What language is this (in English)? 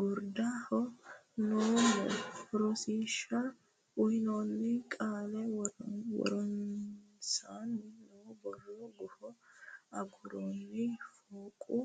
Sidamo